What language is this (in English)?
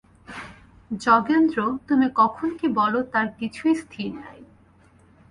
Bangla